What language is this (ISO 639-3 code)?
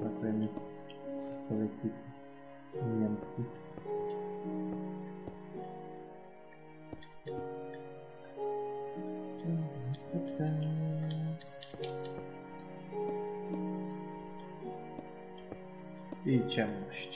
pol